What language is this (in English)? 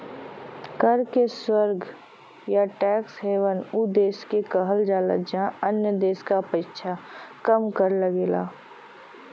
Bhojpuri